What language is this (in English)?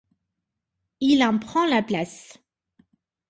French